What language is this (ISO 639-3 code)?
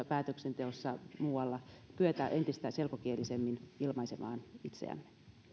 fin